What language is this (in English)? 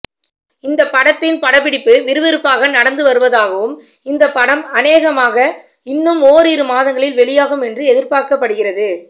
Tamil